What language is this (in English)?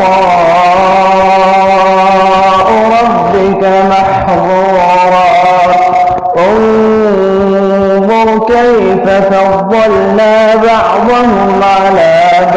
Arabic